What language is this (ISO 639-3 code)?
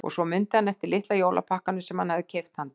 isl